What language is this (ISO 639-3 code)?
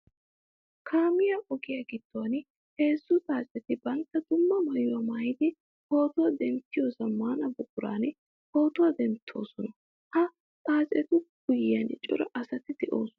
wal